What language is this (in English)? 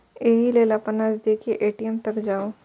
Maithili